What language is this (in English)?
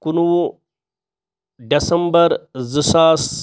Kashmiri